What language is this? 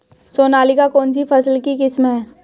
Hindi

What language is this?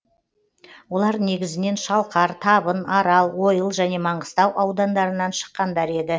Kazakh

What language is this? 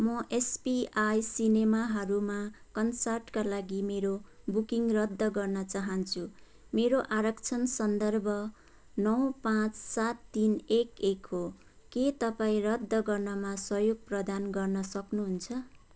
Nepali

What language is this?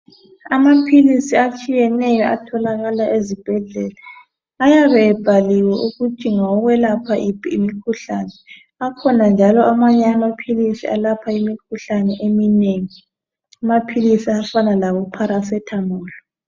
North Ndebele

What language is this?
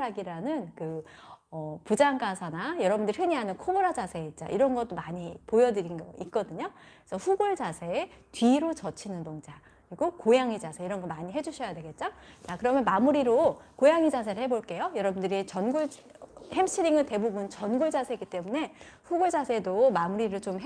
Korean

